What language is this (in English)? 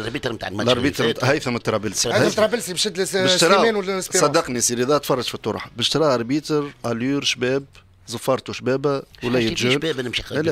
Arabic